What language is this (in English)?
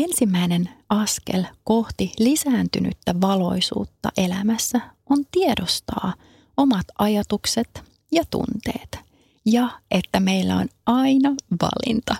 Finnish